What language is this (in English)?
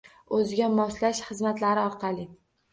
Uzbek